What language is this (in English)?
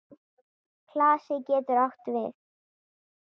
Icelandic